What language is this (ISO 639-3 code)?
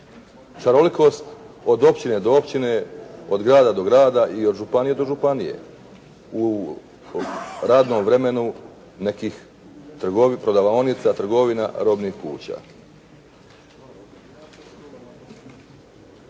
hrv